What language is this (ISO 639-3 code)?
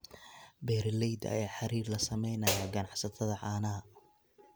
som